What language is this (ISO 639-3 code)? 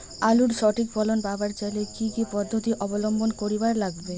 ben